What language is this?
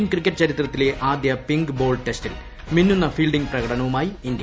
Malayalam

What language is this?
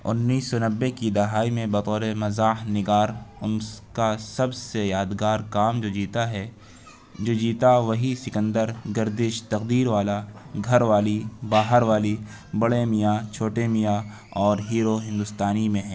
Urdu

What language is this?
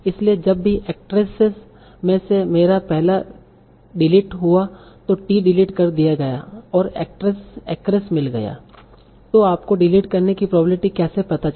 Hindi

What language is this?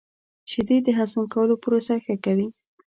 Pashto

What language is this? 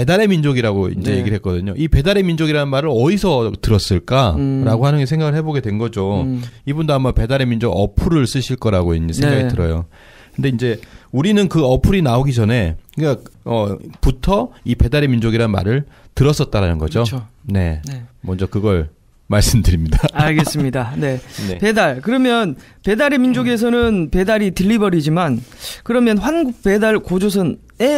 Korean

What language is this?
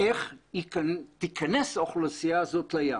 Hebrew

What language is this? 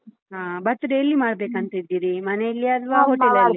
Kannada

